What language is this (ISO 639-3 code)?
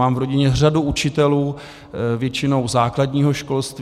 ces